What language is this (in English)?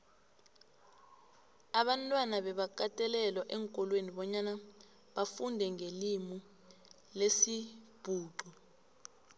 South Ndebele